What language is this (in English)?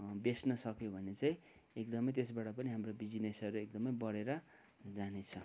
Nepali